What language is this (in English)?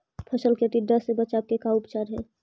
Magahi